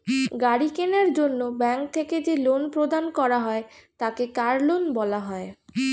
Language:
Bangla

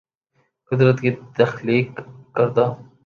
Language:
Urdu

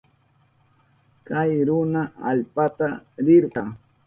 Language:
Southern Pastaza Quechua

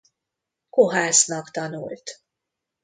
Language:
Hungarian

